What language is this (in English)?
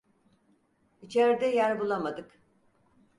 Turkish